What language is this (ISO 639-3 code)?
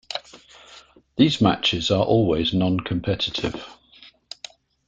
eng